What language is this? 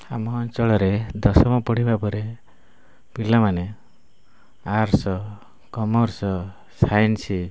Odia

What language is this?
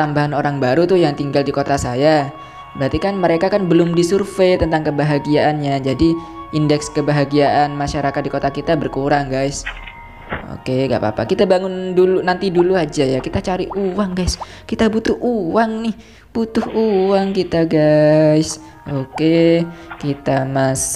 Indonesian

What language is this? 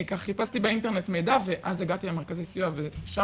Hebrew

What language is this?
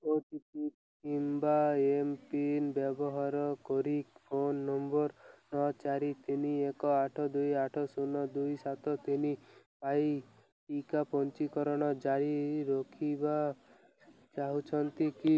Odia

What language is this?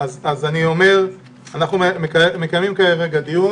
Hebrew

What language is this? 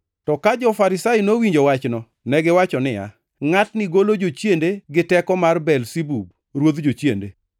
Luo (Kenya and Tanzania)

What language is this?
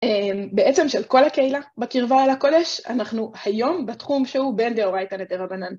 Hebrew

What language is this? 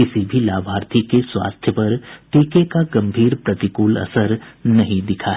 Hindi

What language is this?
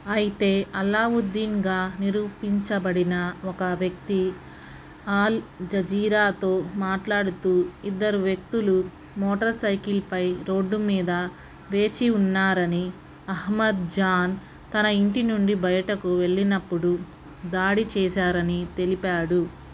Telugu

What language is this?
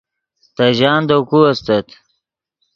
Yidgha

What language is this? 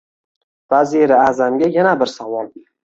Uzbek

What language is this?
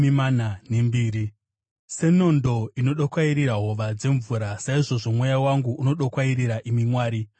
Shona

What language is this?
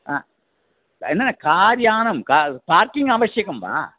Sanskrit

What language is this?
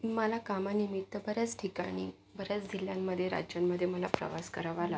Marathi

